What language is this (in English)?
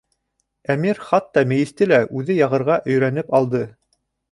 Bashkir